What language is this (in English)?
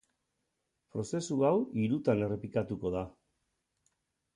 Basque